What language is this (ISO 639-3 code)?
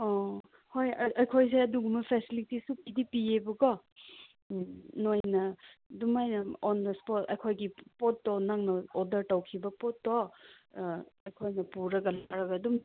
mni